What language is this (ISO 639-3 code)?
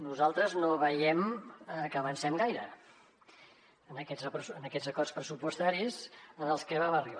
cat